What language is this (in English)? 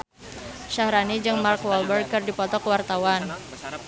Sundanese